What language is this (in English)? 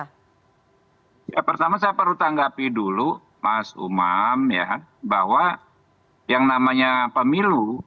Indonesian